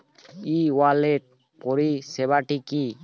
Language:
Bangla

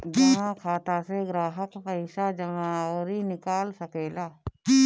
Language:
Bhojpuri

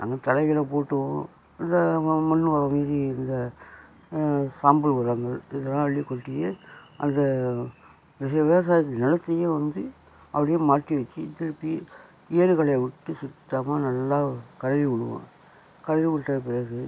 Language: Tamil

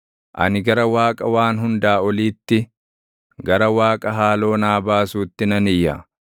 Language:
Oromo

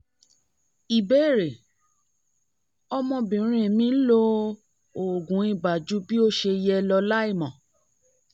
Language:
Yoruba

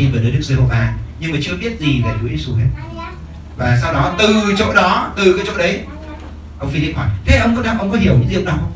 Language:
Vietnamese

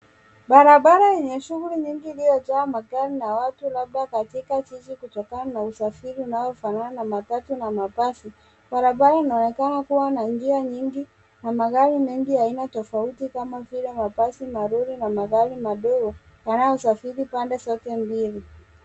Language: Swahili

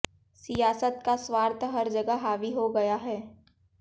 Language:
Hindi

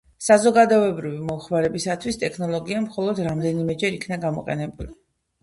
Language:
Georgian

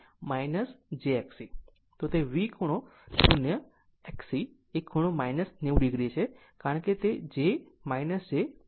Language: Gujarati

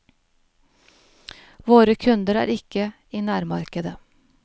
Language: Norwegian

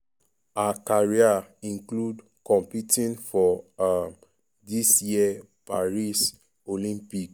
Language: Nigerian Pidgin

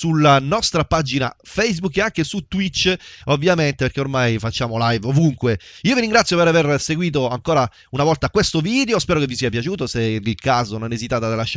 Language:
Italian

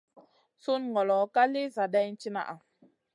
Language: Masana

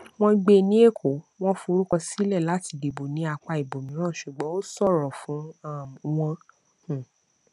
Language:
Yoruba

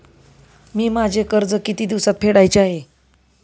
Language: Marathi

